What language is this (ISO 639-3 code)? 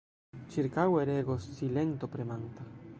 epo